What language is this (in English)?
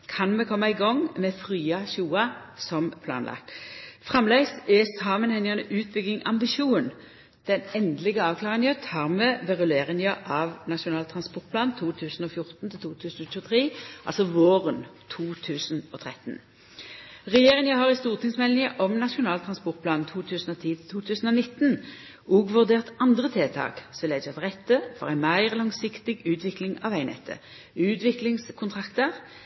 Norwegian Nynorsk